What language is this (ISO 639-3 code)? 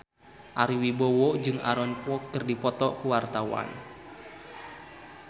sun